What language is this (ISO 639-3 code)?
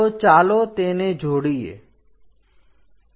guj